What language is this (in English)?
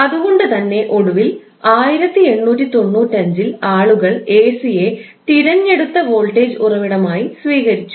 Malayalam